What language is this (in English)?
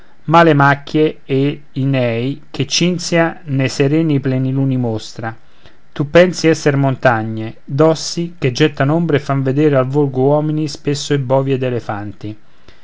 Italian